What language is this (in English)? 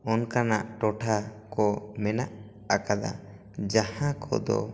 Santali